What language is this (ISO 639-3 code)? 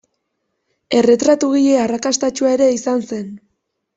eus